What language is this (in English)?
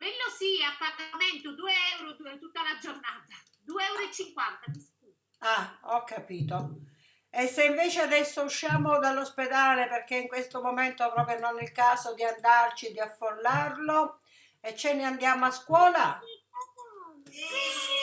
Italian